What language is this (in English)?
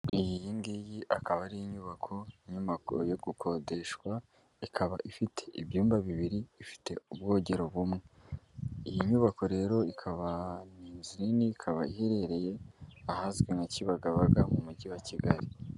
Kinyarwanda